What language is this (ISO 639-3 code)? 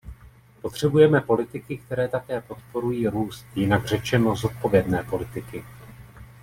ces